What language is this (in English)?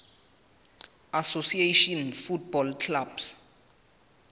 Southern Sotho